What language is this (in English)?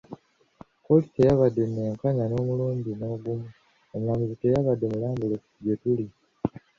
Ganda